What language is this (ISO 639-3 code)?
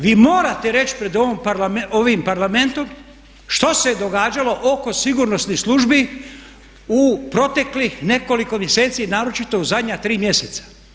hrv